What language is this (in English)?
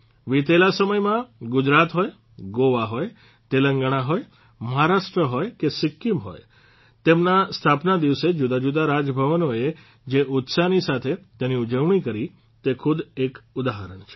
Gujarati